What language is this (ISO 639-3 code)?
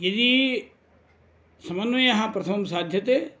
san